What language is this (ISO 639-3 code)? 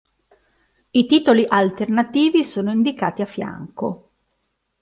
ita